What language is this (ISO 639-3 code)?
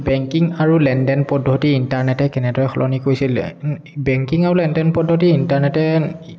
asm